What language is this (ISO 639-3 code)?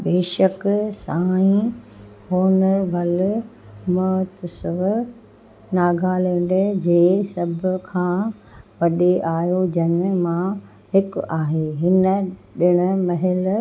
snd